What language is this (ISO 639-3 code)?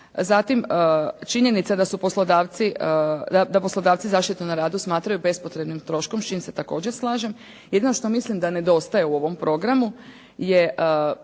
hrv